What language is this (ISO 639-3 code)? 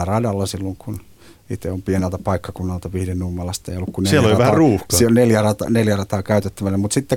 fin